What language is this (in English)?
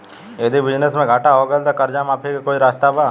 Bhojpuri